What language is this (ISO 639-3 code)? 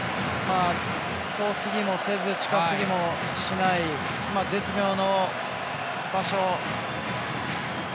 jpn